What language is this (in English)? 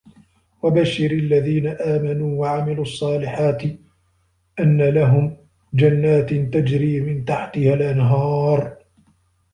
Arabic